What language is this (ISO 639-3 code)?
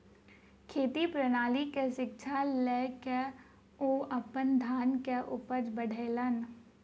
mai